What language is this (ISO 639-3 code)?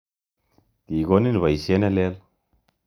kln